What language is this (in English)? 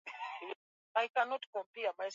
Swahili